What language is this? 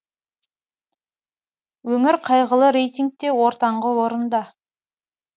Kazakh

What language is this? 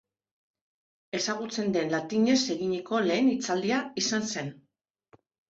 Basque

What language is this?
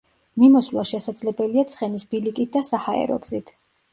Georgian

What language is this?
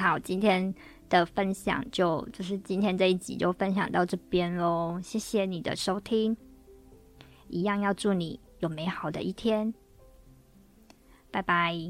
Chinese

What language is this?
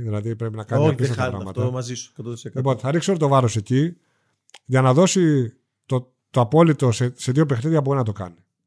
Greek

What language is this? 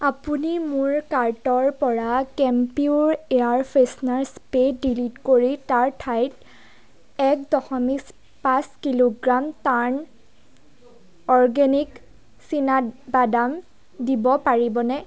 Assamese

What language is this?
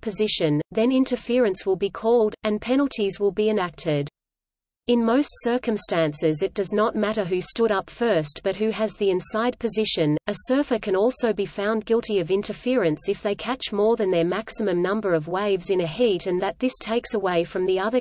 English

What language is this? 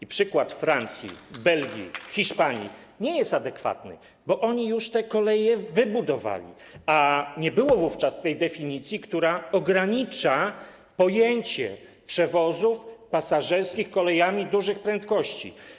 Polish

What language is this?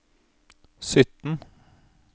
Norwegian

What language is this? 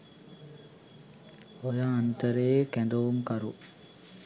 Sinhala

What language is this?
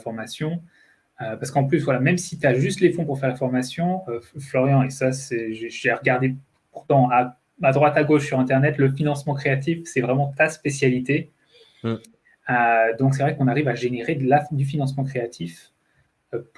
French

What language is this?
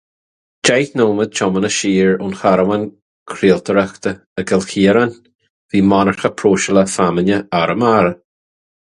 Irish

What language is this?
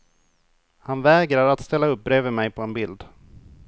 Swedish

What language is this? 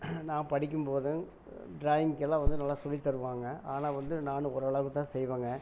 Tamil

